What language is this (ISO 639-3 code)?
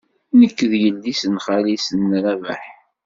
kab